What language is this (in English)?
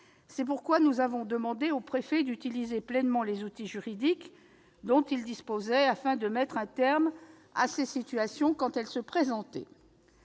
French